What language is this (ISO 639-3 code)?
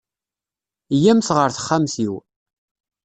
kab